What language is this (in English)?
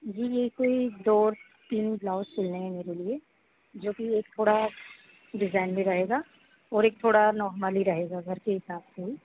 Hindi